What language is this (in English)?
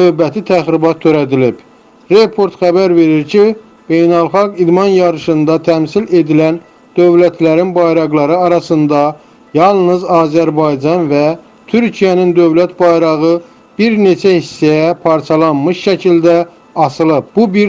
Turkish